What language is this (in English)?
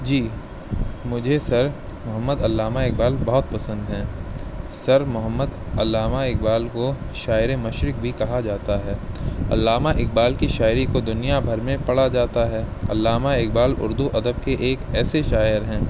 Urdu